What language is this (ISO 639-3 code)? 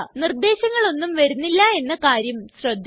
mal